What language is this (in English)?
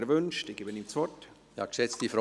Swiss German